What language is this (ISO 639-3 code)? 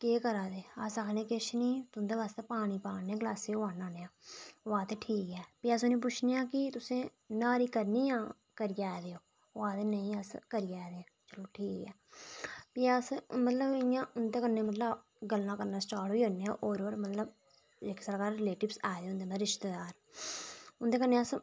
doi